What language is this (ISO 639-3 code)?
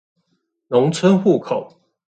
zho